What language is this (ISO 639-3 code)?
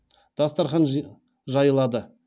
kaz